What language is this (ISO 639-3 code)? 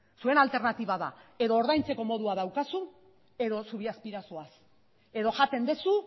eus